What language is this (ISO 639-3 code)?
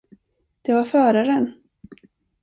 swe